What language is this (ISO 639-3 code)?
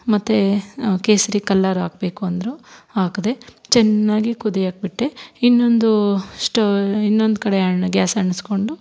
kan